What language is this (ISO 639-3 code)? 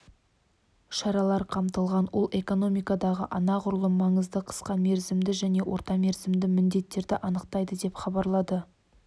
kaz